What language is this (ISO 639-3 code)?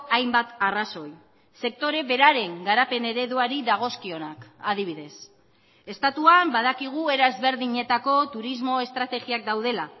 eus